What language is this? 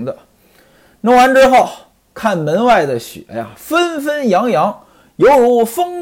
Chinese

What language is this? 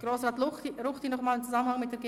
Swiss German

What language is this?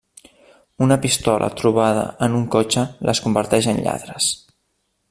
Catalan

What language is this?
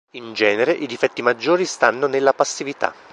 Italian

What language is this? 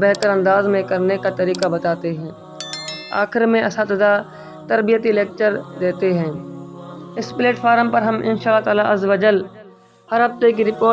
Urdu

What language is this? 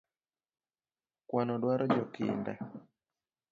Luo (Kenya and Tanzania)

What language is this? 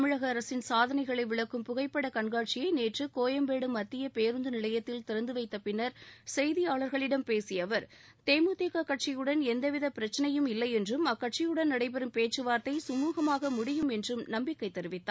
Tamil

